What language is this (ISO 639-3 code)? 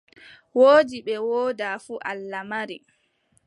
fub